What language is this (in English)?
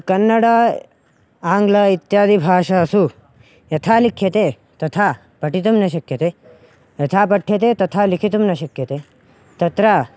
Sanskrit